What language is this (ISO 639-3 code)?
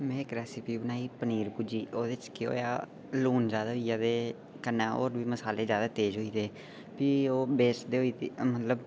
doi